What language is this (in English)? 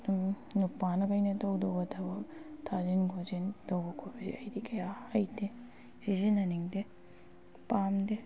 Manipuri